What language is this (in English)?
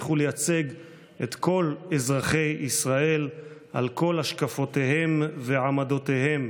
Hebrew